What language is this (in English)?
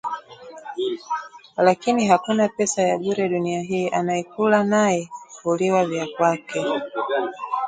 Swahili